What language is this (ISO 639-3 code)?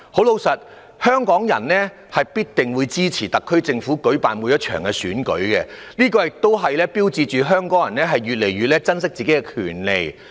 yue